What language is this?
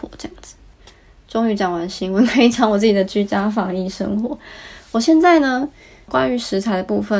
Chinese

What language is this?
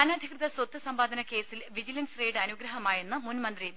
Malayalam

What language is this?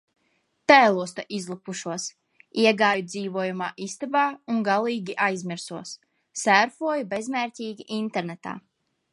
Latvian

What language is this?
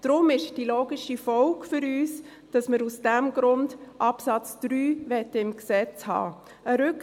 Swiss German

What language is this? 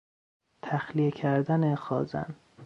Persian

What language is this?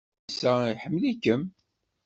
Kabyle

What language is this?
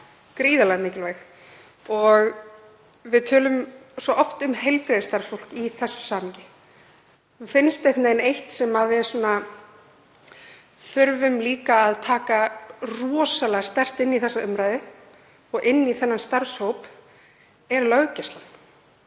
Icelandic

